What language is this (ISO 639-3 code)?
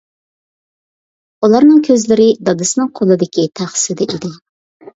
uig